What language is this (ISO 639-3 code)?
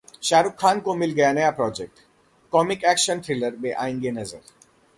hin